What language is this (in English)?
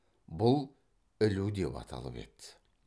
Kazakh